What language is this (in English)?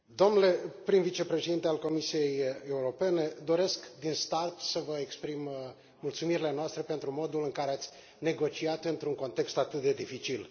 Romanian